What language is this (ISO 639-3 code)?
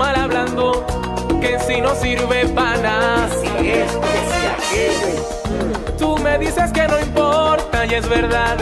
spa